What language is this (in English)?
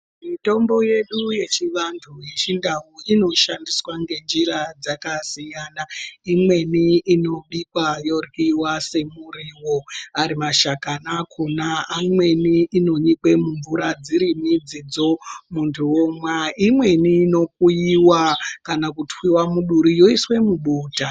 Ndau